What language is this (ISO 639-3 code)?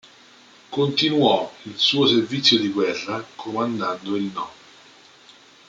ita